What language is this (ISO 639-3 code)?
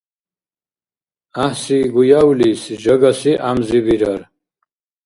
dar